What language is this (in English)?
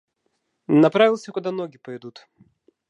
Russian